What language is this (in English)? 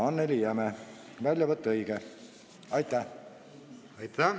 Estonian